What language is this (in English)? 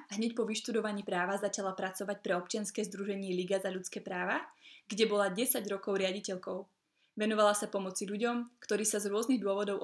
Slovak